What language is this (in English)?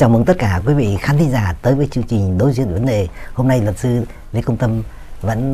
Vietnamese